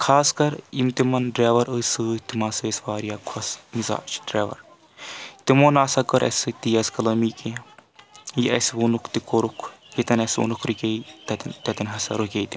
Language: Kashmiri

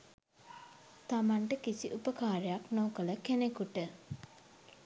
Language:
Sinhala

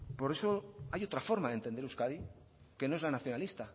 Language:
Spanish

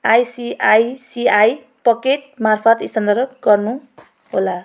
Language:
Nepali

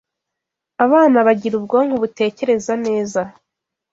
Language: Kinyarwanda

